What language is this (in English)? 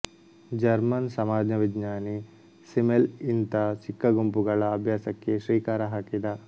Kannada